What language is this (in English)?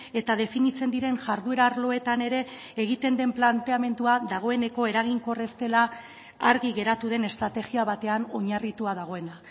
Basque